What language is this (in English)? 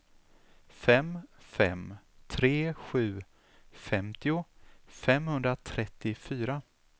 Swedish